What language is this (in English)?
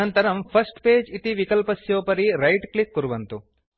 Sanskrit